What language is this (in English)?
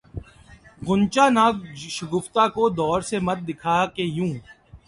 Urdu